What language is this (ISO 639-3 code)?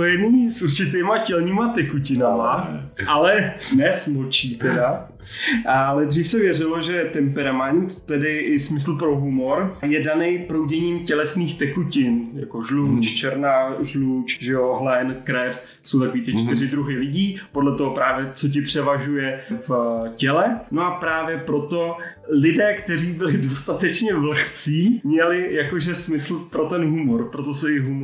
ces